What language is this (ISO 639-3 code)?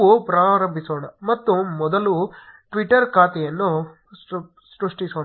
kan